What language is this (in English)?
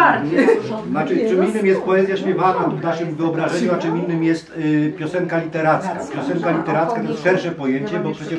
Polish